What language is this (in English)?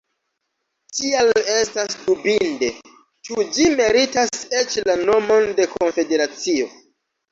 Esperanto